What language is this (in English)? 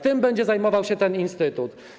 Polish